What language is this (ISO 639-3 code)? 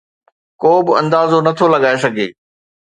snd